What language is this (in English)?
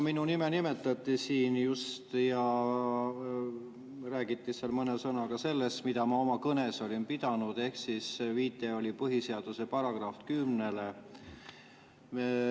Estonian